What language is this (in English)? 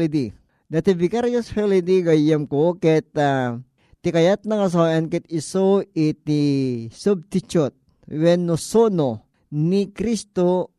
Filipino